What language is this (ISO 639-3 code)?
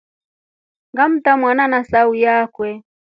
rof